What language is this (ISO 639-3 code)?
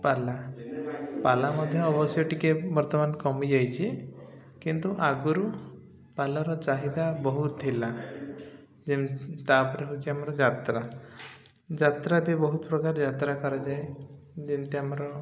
ori